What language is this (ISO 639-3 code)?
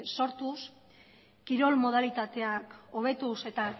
eus